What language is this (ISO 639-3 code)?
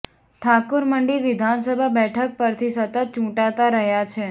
guj